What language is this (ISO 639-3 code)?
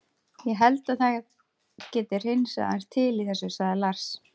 isl